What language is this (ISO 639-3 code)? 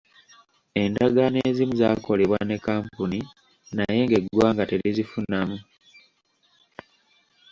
lug